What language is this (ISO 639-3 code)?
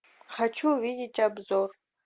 rus